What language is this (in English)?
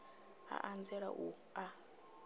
Venda